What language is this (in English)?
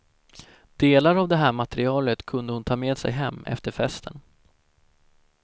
Swedish